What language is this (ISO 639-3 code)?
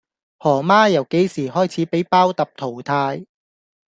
yue